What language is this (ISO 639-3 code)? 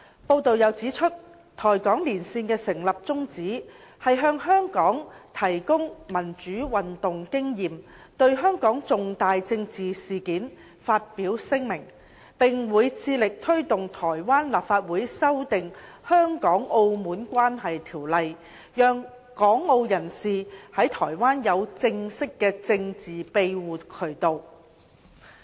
yue